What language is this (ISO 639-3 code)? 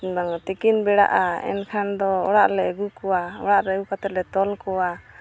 sat